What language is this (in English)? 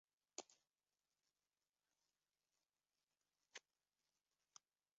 Hungarian